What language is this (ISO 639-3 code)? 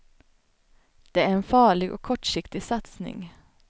swe